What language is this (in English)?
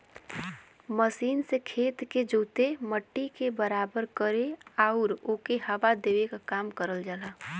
Bhojpuri